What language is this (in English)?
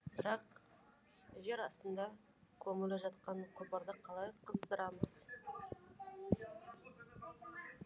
Kazakh